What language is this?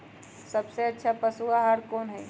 Magahi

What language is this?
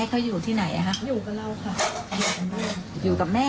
Thai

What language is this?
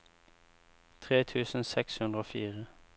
Norwegian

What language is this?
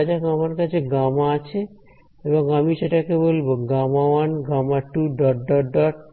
Bangla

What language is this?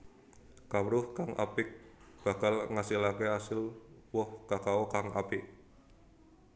Javanese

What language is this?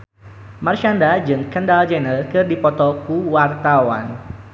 Sundanese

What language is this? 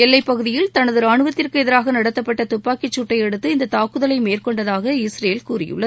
Tamil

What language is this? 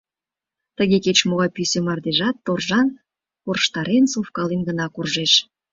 Mari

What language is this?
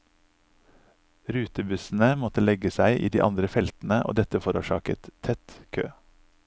Norwegian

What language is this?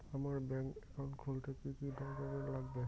Bangla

